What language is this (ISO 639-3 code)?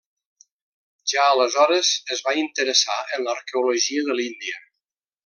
cat